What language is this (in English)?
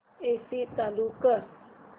Marathi